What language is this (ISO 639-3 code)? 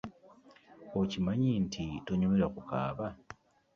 lug